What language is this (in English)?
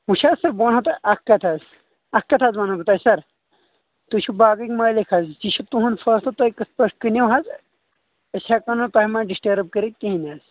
Kashmiri